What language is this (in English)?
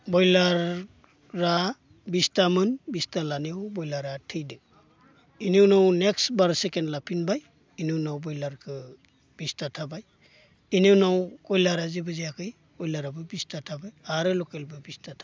Bodo